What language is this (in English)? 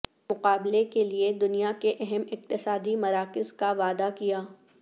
Urdu